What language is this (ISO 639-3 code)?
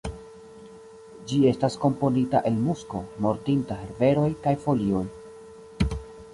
epo